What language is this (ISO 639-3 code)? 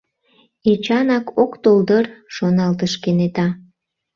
chm